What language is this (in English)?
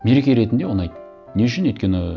Kazakh